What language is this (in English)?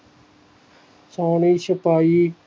Punjabi